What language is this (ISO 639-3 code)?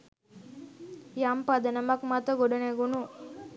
sin